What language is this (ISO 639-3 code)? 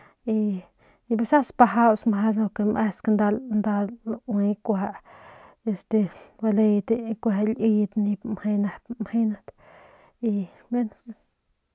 pmq